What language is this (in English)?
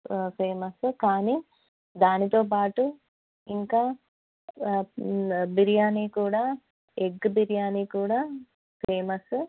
Telugu